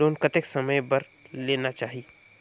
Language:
Chhattisgarhi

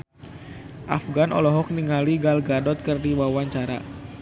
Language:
Sundanese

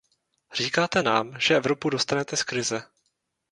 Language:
Czech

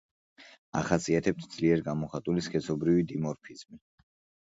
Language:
Georgian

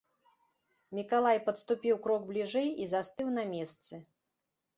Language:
Belarusian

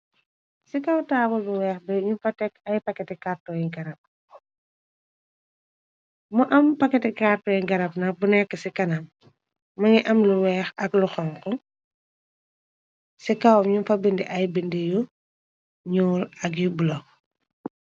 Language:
Wolof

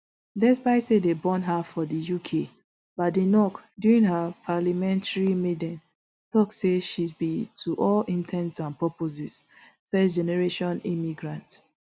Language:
Nigerian Pidgin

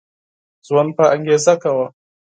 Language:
Pashto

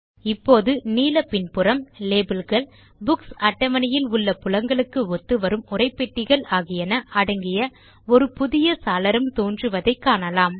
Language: Tamil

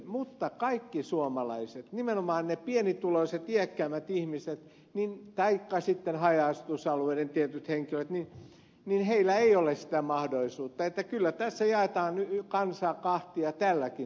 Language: Finnish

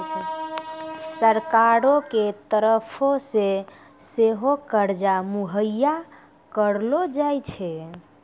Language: Maithili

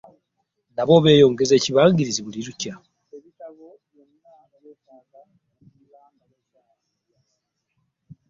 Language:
Ganda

